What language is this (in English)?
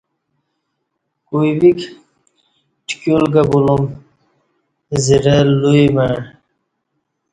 Kati